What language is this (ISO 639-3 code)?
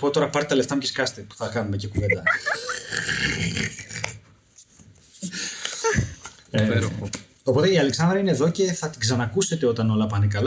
ell